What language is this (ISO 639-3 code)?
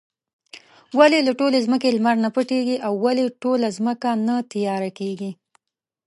pus